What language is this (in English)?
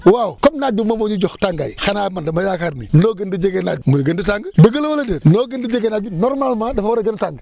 Wolof